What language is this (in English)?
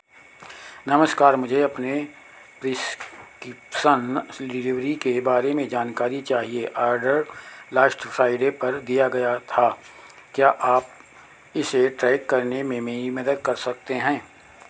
Hindi